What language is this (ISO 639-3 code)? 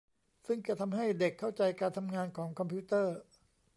tha